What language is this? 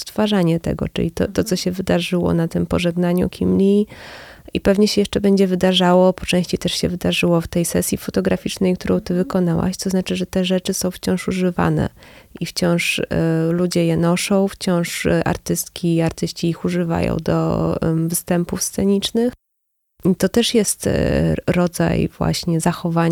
Polish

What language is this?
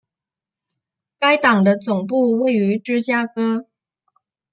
Chinese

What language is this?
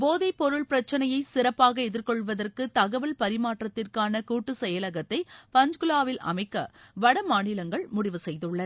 Tamil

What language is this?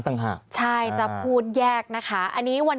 Thai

